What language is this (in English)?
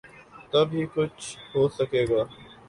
Urdu